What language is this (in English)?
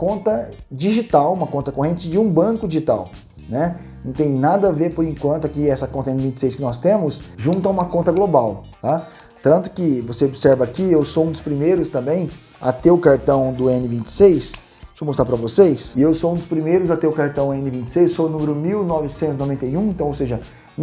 Portuguese